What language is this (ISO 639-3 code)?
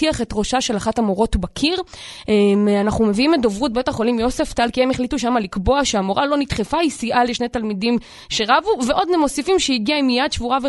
heb